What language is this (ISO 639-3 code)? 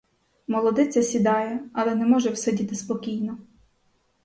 ukr